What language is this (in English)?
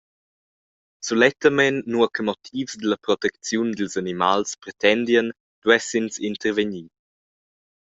Romansh